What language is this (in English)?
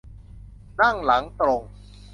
Thai